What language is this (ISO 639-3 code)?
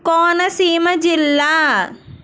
tel